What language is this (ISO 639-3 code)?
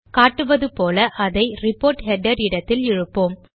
tam